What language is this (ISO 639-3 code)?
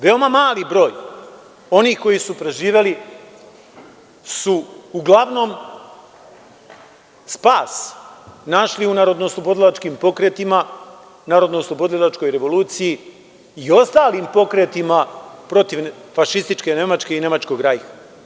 srp